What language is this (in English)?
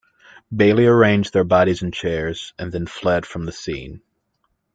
English